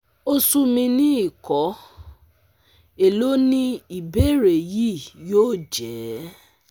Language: Yoruba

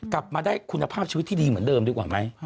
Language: Thai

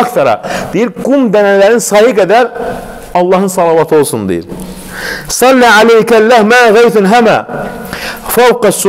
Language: Turkish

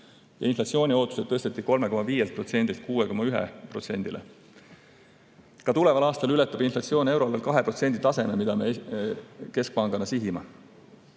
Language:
Estonian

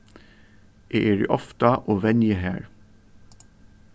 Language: Faroese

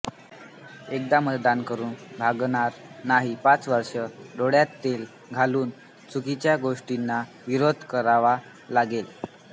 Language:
Marathi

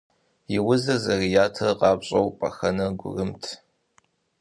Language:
Kabardian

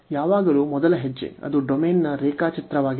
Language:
Kannada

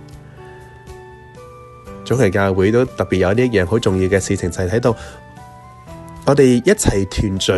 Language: Chinese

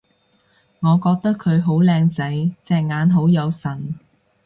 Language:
Cantonese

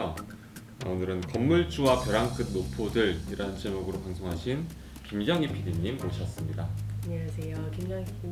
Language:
Korean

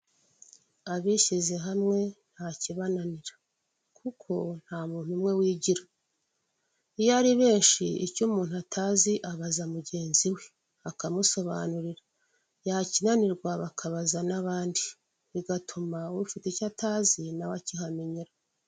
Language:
Kinyarwanda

